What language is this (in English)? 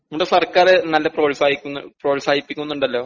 Malayalam